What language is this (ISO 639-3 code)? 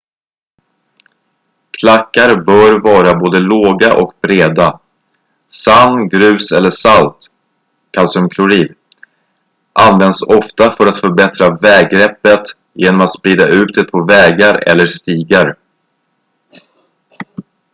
swe